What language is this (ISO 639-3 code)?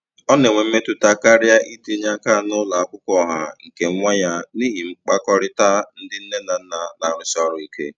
ibo